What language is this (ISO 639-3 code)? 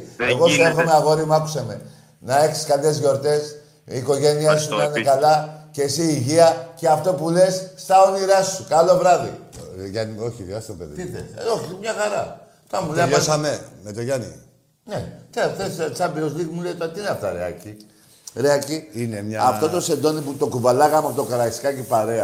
ell